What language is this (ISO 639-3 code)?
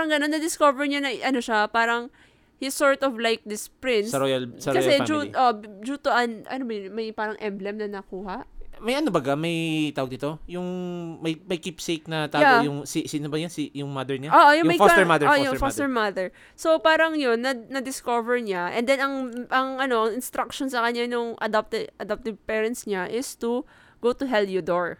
fil